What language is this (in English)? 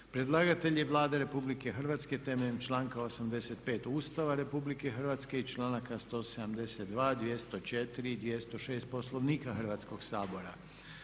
Croatian